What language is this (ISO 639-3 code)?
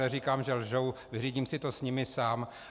ces